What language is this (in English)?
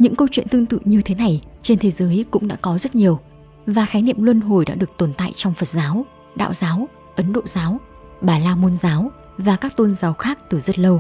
Vietnamese